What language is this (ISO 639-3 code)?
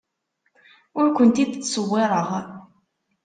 kab